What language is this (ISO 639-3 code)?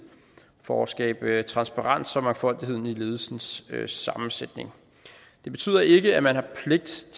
dan